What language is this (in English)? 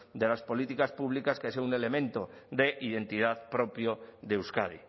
Spanish